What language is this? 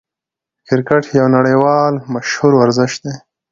Pashto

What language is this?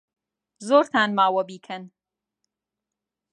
Central Kurdish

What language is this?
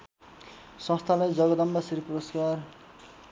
Nepali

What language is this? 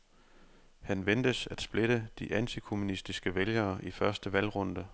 Danish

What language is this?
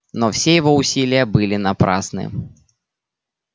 Russian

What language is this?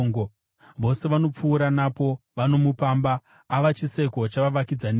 Shona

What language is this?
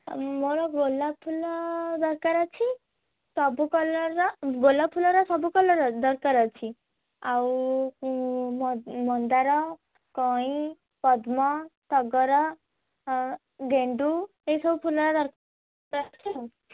Odia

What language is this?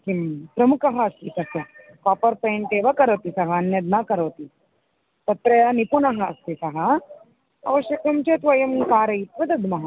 Sanskrit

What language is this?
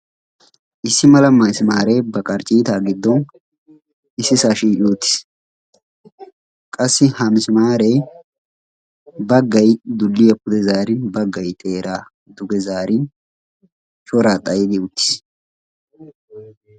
Wolaytta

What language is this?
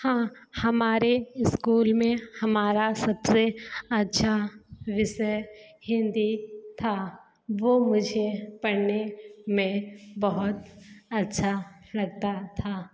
Hindi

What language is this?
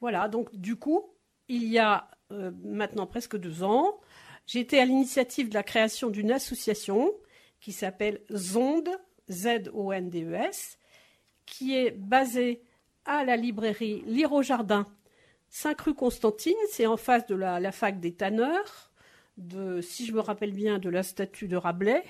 French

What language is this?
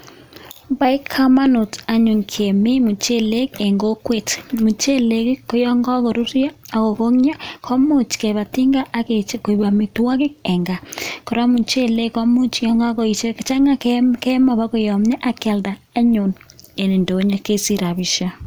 Kalenjin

